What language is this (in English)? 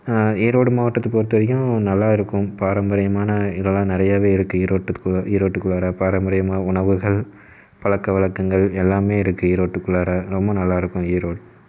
Tamil